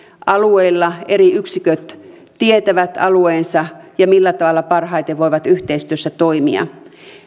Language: Finnish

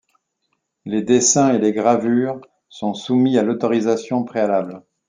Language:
French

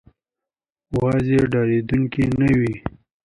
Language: Pashto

